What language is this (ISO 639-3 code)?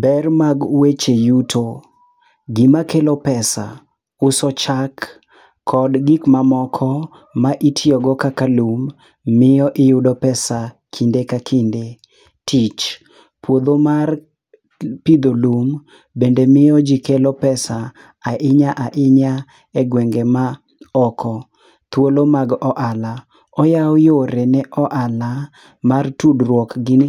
luo